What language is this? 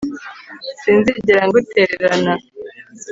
Kinyarwanda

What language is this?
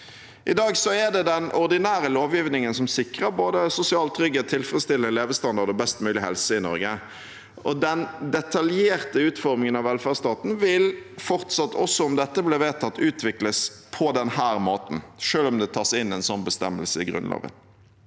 Norwegian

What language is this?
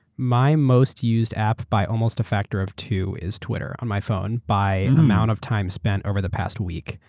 English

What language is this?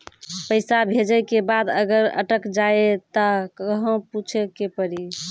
Maithili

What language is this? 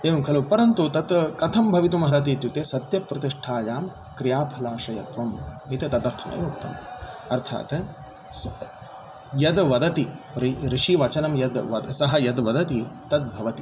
Sanskrit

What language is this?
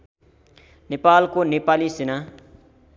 Nepali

